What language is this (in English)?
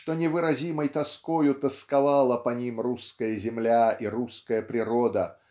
Russian